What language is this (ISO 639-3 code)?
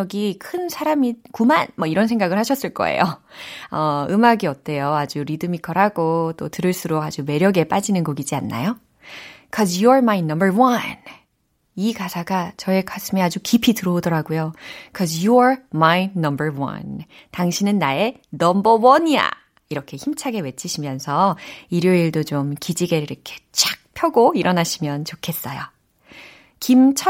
kor